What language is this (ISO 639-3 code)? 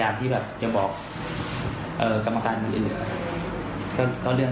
tha